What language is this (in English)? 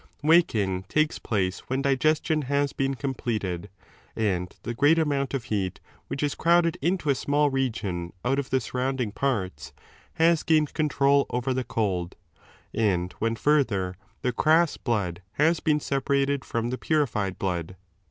English